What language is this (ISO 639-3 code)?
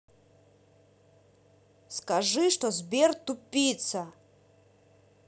rus